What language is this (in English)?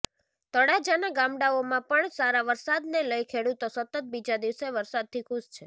Gujarati